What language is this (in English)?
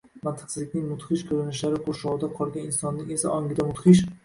Uzbek